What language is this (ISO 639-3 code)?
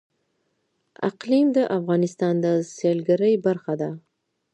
pus